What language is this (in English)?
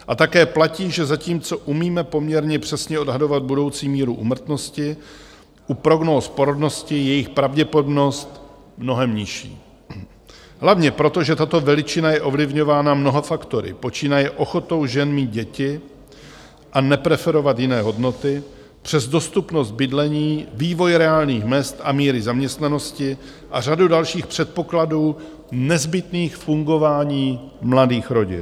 Czech